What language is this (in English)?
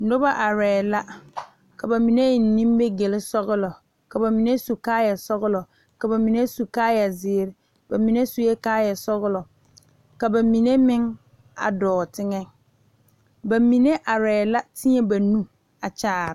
Southern Dagaare